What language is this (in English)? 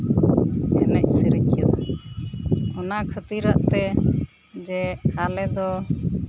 Santali